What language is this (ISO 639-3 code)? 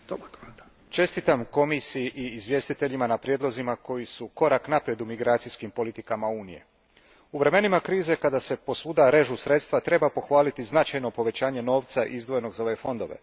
hrv